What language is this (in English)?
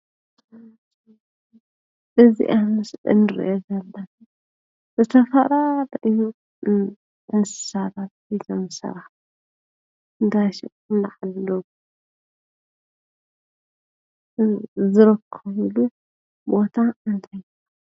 Tigrinya